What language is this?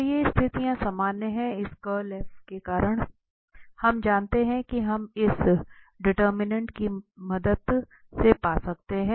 Hindi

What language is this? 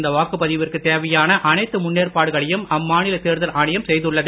Tamil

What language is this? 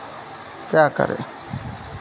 Hindi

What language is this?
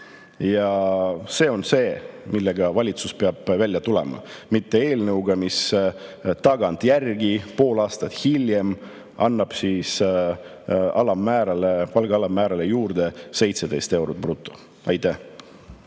Estonian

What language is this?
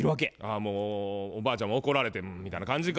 Japanese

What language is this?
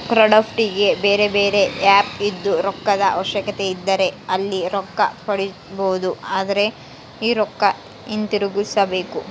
Kannada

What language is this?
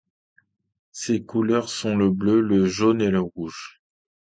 French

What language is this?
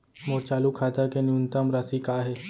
Chhattisgarhi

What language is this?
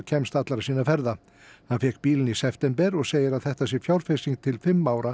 Icelandic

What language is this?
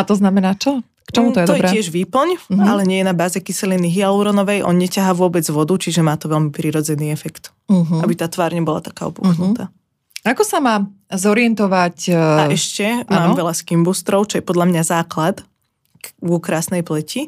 Slovak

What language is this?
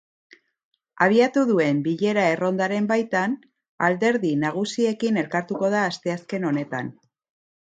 Basque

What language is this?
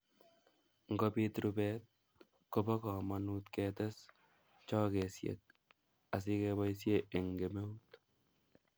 Kalenjin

